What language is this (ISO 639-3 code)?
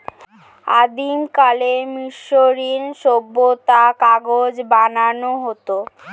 ben